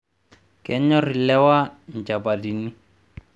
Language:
Masai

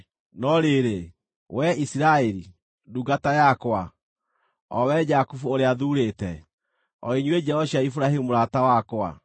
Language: Kikuyu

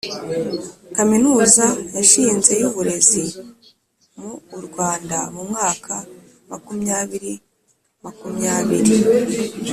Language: Kinyarwanda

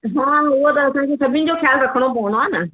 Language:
Sindhi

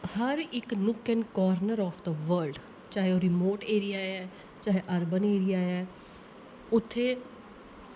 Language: Dogri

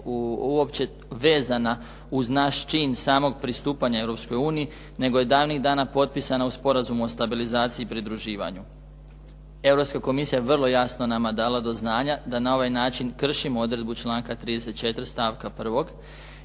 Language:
Croatian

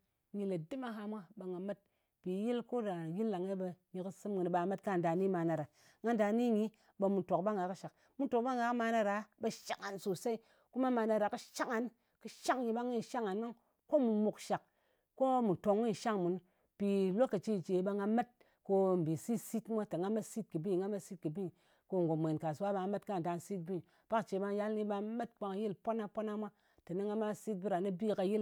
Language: Ngas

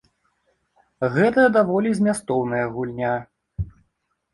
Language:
Belarusian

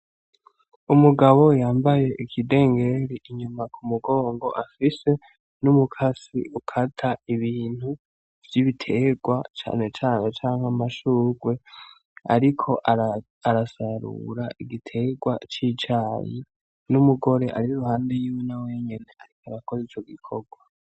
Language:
Rundi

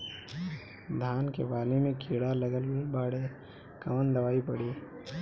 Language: Bhojpuri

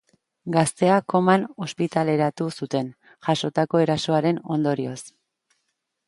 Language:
Basque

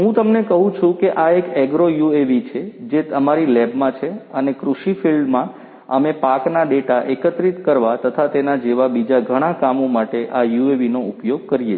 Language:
Gujarati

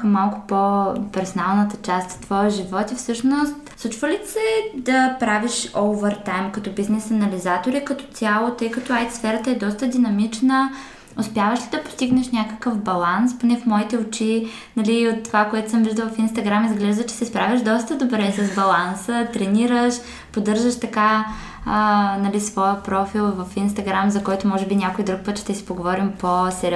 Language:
Bulgarian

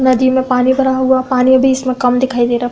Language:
Hindi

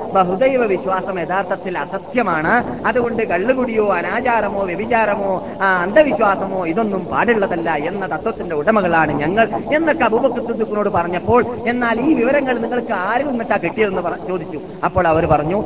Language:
Malayalam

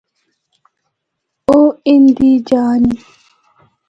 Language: Northern Hindko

